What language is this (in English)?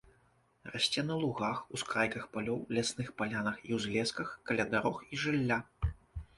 Belarusian